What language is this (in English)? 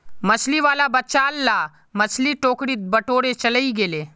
Magahi